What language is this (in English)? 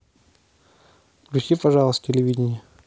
Russian